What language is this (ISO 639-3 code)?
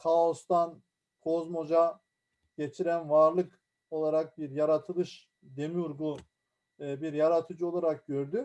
tur